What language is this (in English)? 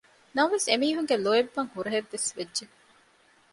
Divehi